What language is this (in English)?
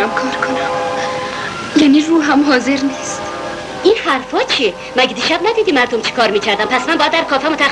Persian